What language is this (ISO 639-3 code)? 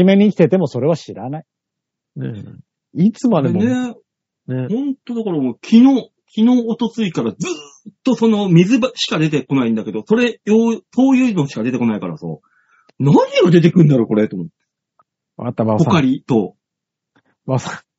jpn